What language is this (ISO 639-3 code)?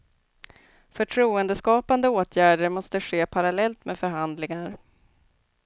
swe